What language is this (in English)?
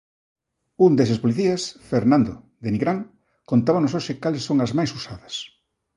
Galician